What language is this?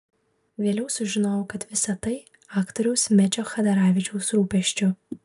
Lithuanian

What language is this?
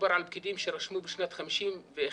Hebrew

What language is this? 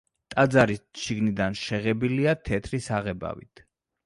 Georgian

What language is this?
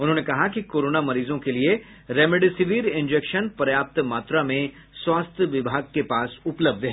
Hindi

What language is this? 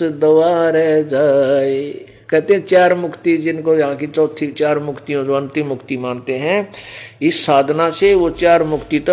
Hindi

